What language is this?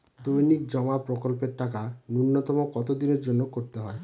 Bangla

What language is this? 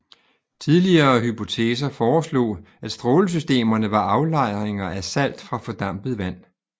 Danish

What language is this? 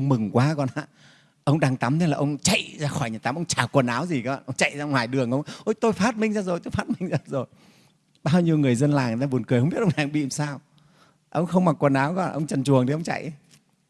Vietnamese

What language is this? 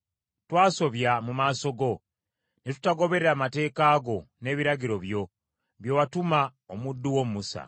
Ganda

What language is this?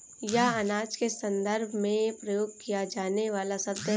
Hindi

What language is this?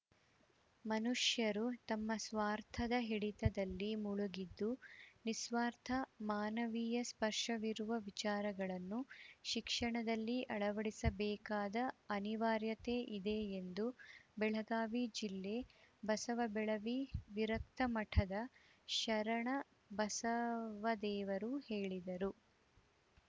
Kannada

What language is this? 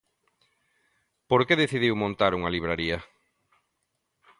Galician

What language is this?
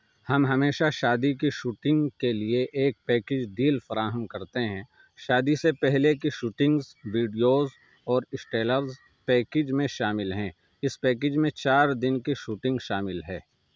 Urdu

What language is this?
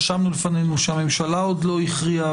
Hebrew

